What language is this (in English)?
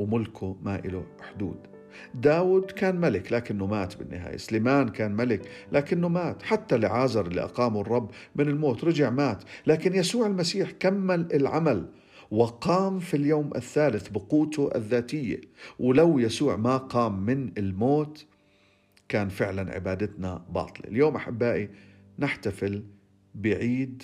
Arabic